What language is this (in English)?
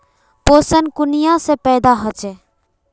Magahi